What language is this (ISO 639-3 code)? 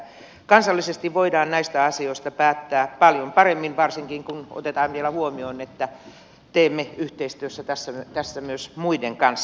fin